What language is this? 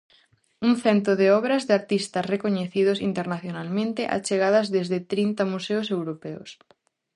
Galician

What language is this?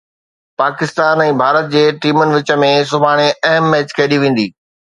Sindhi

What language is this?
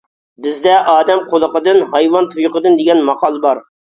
Uyghur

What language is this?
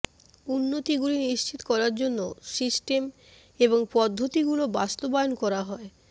Bangla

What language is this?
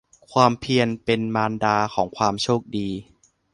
Thai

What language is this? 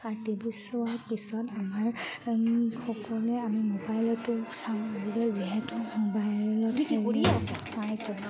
Assamese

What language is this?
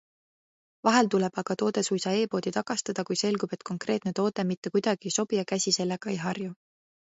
Estonian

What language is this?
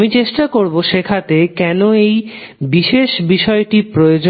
Bangla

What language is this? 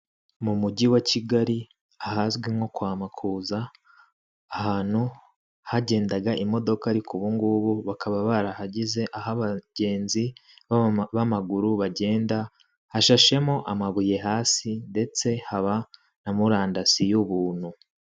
Kinyarwanda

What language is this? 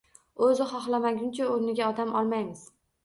Uzbek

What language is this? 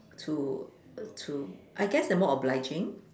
English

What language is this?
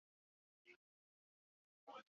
Chinese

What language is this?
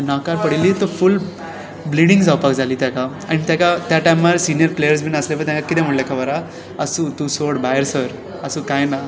Konkani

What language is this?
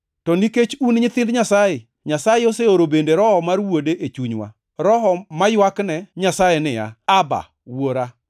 Luo (Kenya and Tanzania)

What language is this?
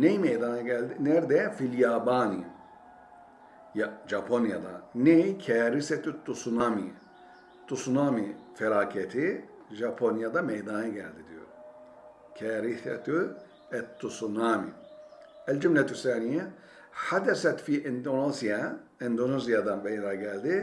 Turkish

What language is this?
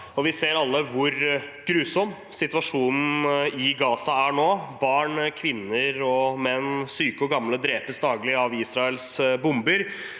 Norwegian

